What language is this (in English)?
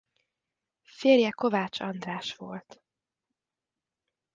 Hungarian